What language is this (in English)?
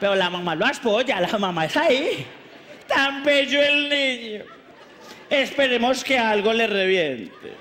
Spanish